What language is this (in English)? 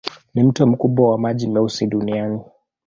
Swahili